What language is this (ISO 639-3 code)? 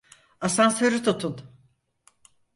tur